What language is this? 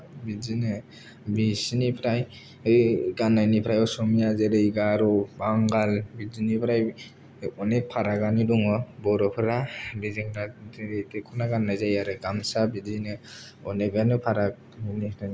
Bodo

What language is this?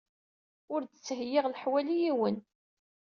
Kabyle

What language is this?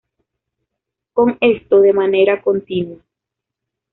Spanish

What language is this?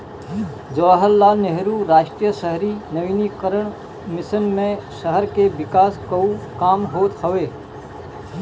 Bhojpuri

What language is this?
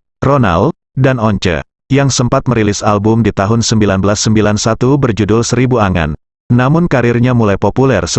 Indonesian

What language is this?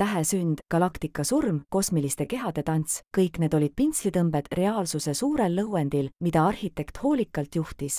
Finnish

